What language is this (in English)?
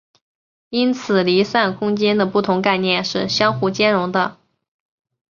Chinese